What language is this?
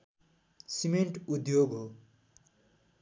Nepali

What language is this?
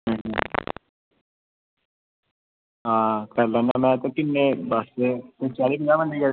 Dogri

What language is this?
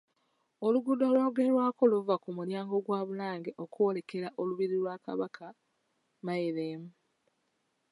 Ganda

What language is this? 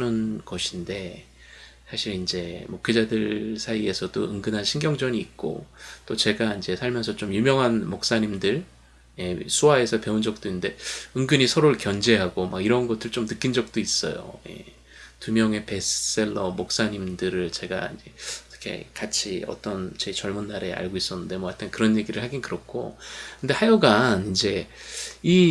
Korean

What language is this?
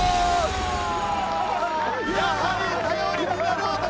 Japanese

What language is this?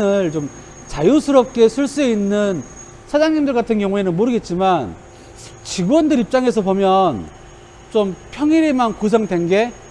Korean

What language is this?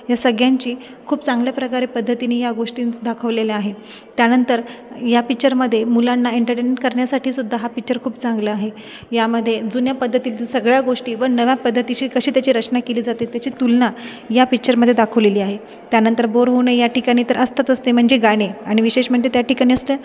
Marathi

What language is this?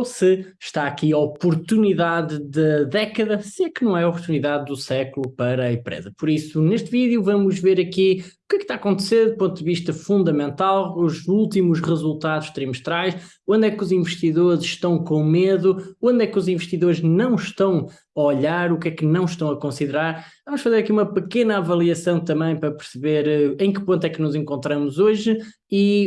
Portuguese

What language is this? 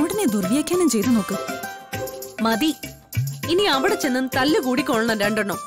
Malayalam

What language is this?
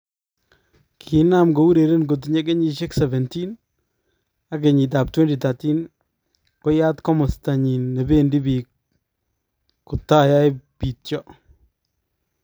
Kalenjin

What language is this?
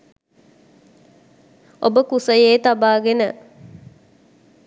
Sinhala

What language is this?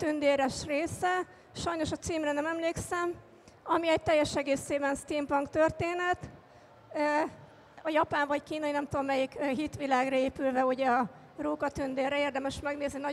Hungarian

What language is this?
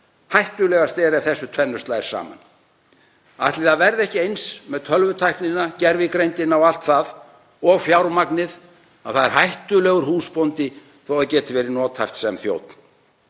Icelandic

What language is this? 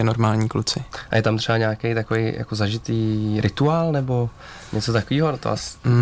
Czech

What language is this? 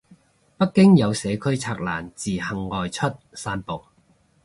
Cantonese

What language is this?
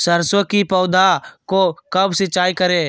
Magahi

